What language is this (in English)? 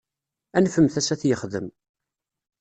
Kabyle